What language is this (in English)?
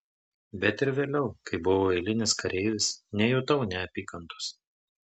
Lithuanian